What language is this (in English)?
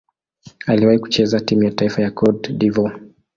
Swahili